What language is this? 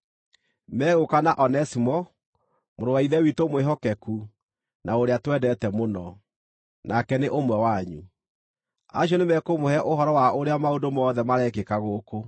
Kikuyu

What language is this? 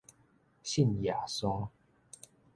Min Nan Chinese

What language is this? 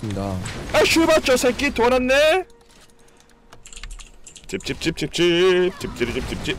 Korean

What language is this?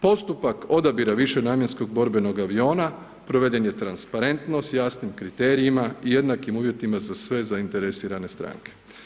Croatian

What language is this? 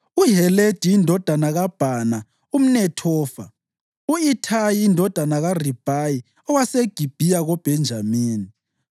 North Ndebele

